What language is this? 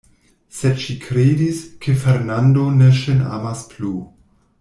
Esperanto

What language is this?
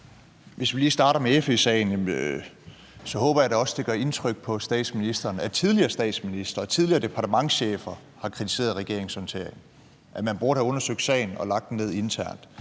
Danish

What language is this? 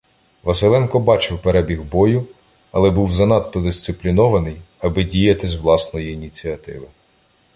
Ukrainian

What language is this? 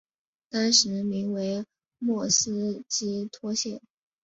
Chinese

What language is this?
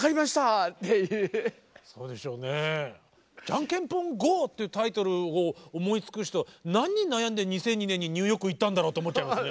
Japanese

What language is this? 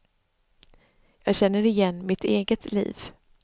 Swedish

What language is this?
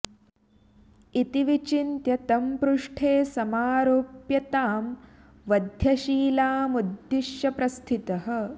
Sanskrit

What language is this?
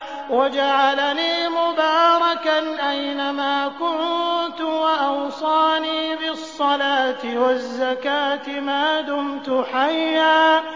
Arabic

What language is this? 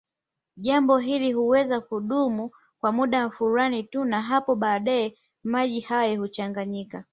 Swahili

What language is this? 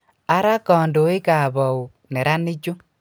Kalenjin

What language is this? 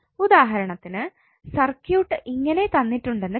Malayalam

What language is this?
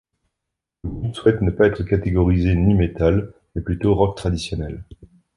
French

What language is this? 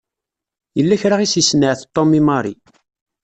Kabyle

